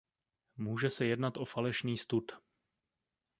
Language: Czech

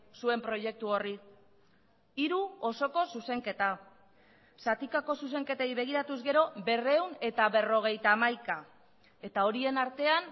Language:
Basque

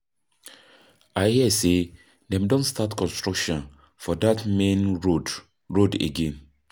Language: Nigerian Pidgin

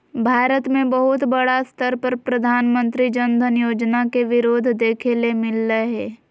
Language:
Magahi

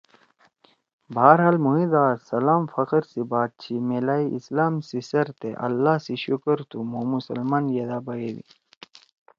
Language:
Torwali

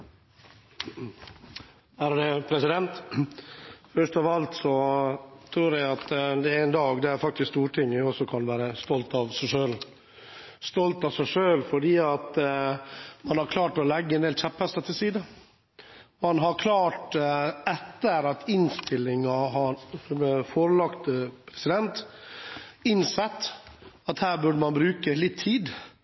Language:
Norwegian Bokmål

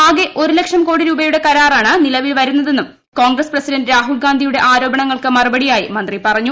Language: Malayalam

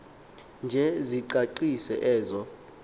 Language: Xhosa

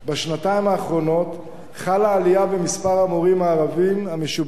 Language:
Hebrew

